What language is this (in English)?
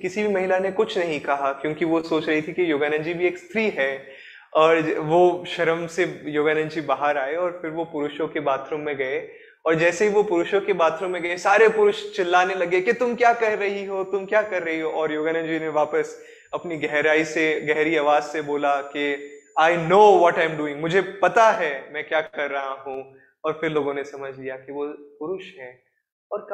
Hindi